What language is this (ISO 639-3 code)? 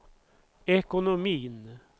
swe